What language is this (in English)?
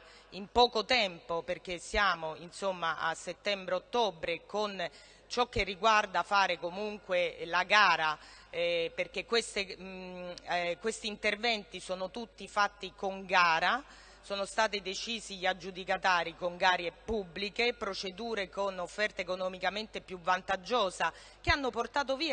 Italian